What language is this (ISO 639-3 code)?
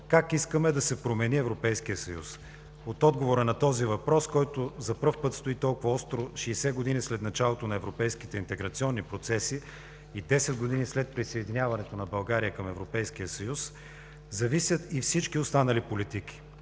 bul